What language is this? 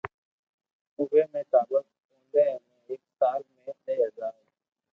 Loarki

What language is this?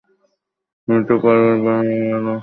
Bangla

